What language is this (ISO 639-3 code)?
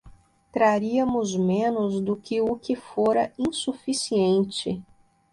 por